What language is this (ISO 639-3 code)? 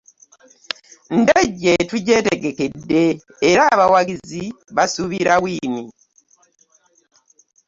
lug